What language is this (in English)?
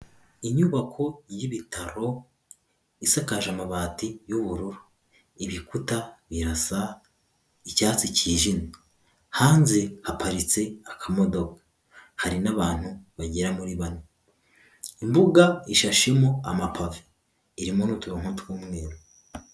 Kinyarwanda